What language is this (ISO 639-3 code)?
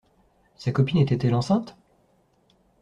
fra